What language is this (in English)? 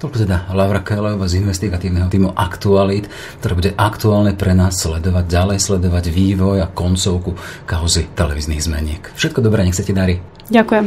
Slovak